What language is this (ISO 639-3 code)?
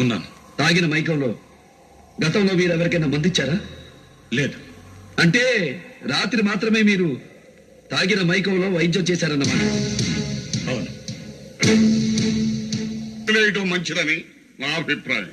tel